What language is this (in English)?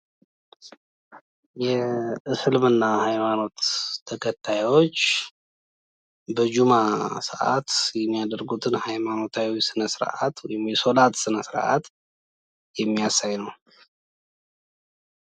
Amharic